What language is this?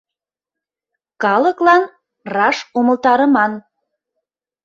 Mari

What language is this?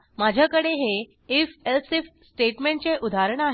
Marathi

